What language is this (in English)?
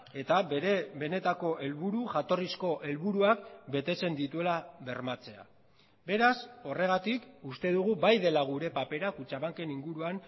Basque